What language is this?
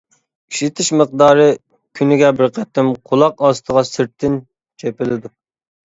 Uyghur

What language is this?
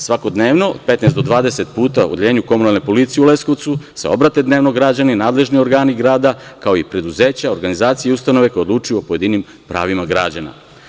Serbian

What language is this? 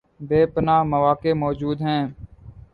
Urdu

